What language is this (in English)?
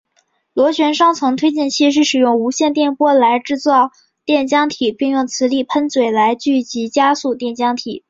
Chinese